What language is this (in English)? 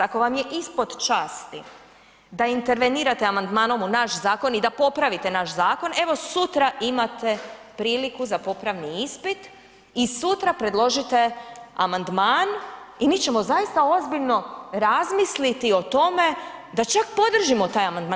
Croatian